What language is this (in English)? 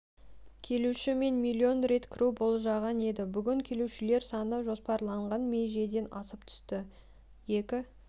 Kazakh